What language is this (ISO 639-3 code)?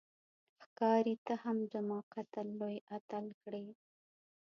pus